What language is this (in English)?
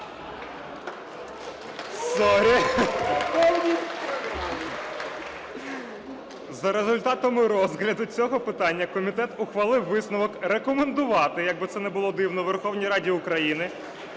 Ukrainian